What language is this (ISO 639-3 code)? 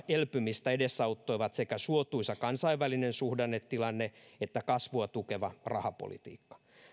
fin